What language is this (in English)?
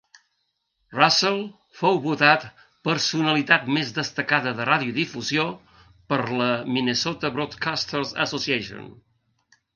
Catalan